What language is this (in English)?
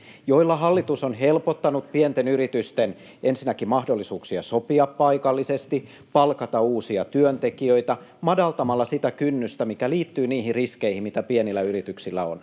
Finnish